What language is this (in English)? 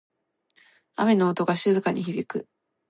Japanese